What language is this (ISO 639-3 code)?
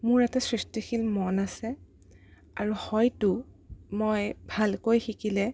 asm